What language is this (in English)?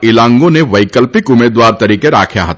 Gujarati